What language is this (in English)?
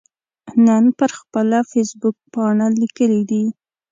Pashto